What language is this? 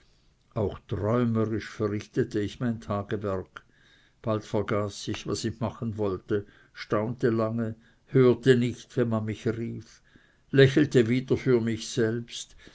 German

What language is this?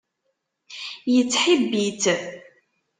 Kabyle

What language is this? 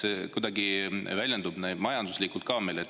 Estonian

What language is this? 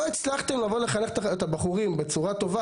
Hebrew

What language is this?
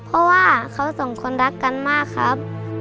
Thai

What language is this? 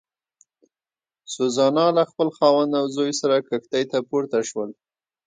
Pashto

